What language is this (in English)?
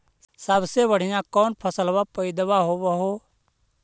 Magahi